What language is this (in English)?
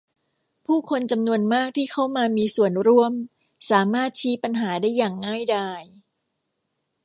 Thai